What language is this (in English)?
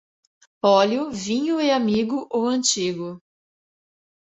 Portuguese